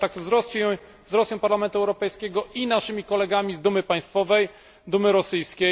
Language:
Polish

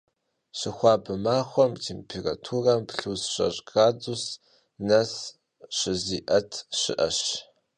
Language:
Kabardian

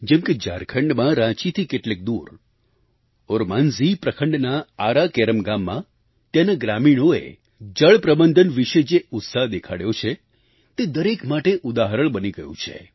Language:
Gujarati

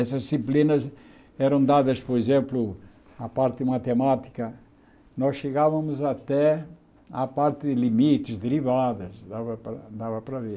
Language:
Portuguese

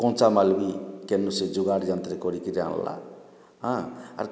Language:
Odia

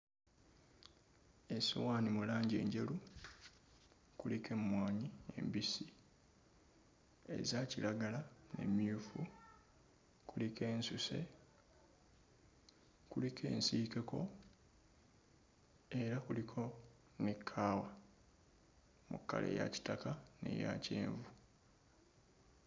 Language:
Ganda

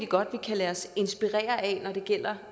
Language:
Danish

